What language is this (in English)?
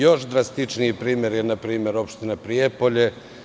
Serbian